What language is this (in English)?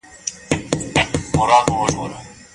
Pashto